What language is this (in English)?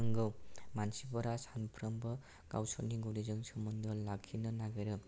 Bodo